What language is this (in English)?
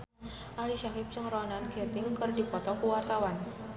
Sundanese